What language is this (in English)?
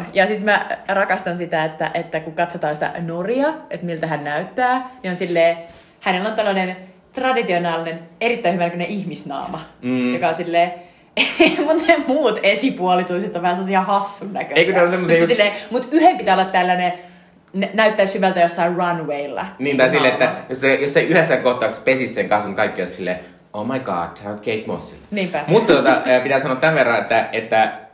Finnish